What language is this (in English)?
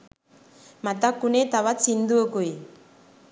Sinhala